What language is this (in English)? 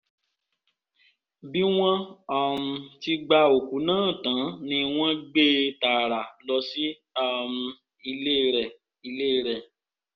Yoruba